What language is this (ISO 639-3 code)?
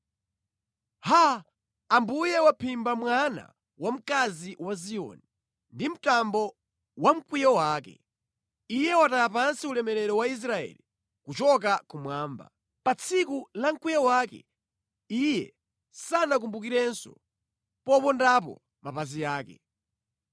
nya